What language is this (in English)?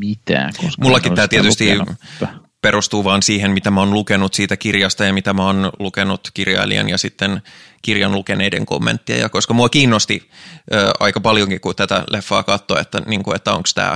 Finnish